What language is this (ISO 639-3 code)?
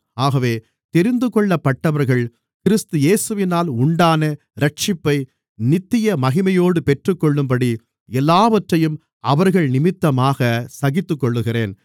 tam